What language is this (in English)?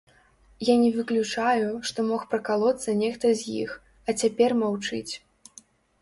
Belarusian